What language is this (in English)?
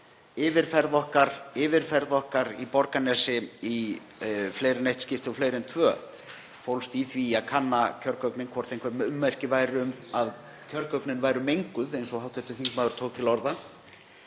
Icelandic